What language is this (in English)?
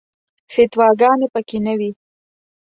Pashto